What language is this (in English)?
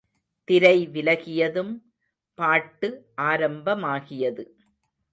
Tamil